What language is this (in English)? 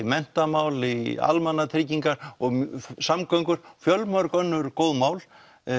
Icelandic